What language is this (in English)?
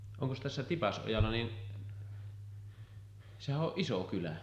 Finnish